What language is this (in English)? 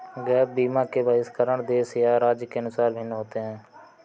Hindi